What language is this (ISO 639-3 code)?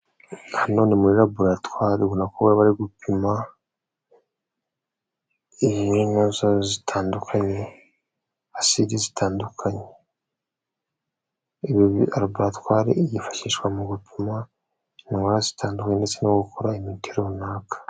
kin